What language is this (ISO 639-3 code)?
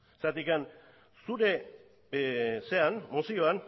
eus